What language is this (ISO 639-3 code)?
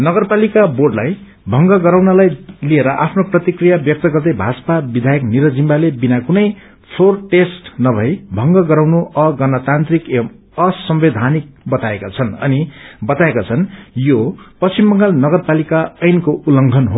nep